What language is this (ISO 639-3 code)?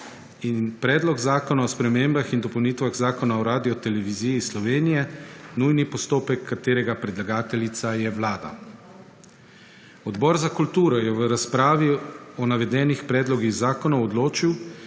slv